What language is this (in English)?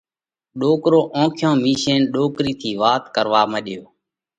Parkari Koli